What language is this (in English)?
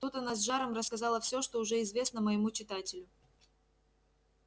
Russian